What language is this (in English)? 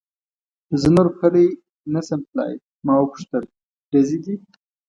Pashto